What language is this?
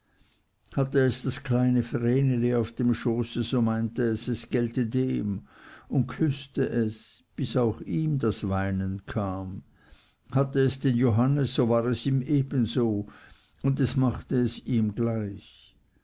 German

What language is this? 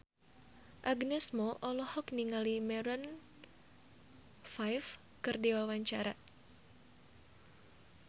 Sundanese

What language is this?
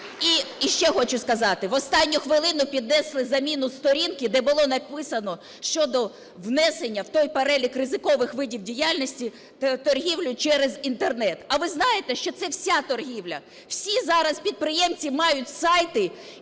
Ukrainian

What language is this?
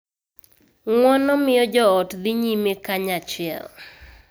Luo (Kenya and Tanzania)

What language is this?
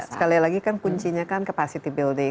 Indonesian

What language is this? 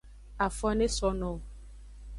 Aja (Benin)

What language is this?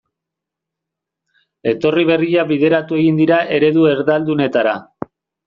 Basque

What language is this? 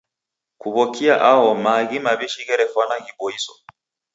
Taita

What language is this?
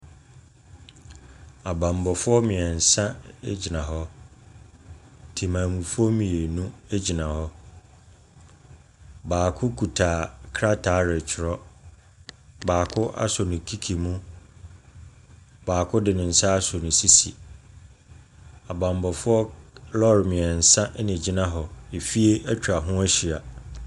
Akan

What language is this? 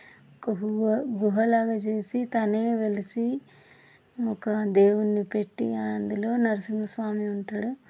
Telugu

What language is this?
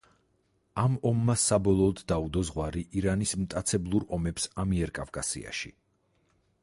Georgian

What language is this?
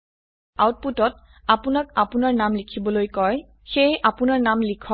Assamese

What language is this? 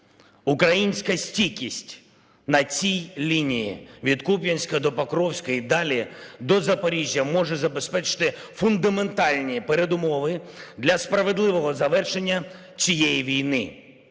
Ukrainian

